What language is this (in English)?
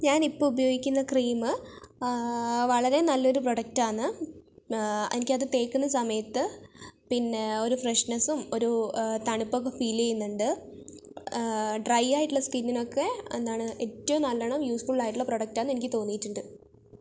Malayalam